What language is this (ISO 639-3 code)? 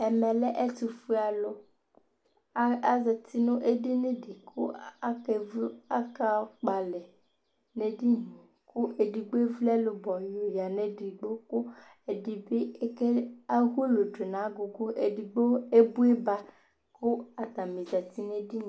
kpo